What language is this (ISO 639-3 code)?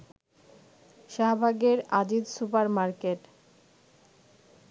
ben